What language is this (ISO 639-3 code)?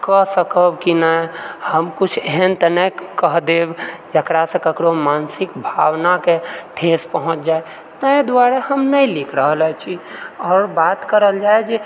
mai